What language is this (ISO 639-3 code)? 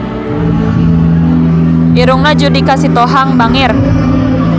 sun